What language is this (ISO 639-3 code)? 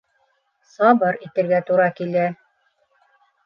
bak